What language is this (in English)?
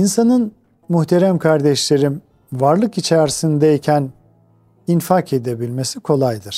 Turkish